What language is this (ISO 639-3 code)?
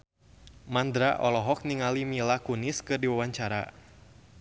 sun